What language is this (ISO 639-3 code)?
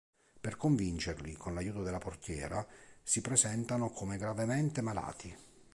ita